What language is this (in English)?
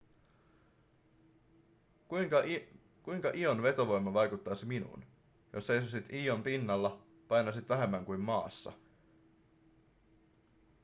Finnish